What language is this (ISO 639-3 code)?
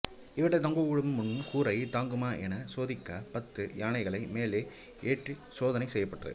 tam